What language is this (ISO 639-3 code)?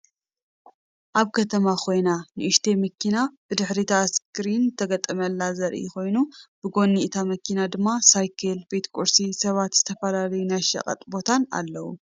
tir